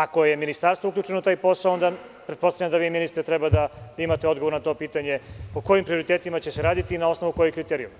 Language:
Serbian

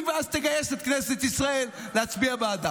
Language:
Hebrew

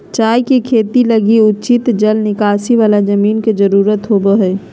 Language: Magahi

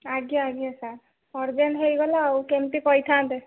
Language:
Odia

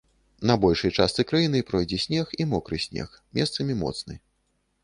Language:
Belarusian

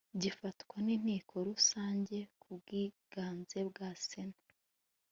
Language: Kinyarwanda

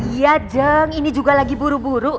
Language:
Indonesian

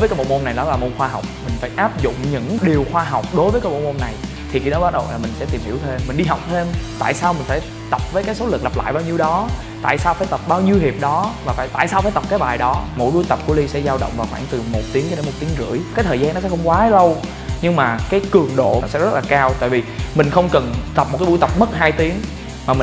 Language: Vietnamese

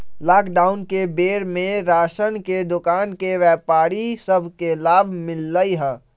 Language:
Magahi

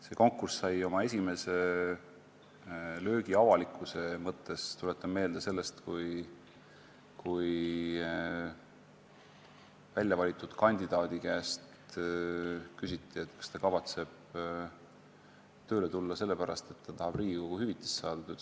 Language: Estonian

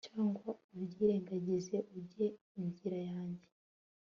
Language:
Kinyarwanda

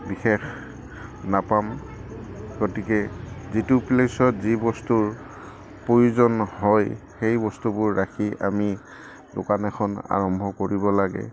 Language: Assamese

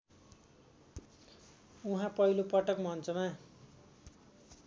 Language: Nepali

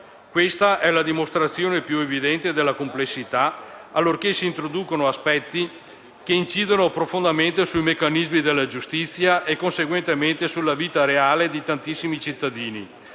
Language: Italian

